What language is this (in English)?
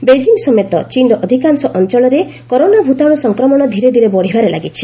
Odia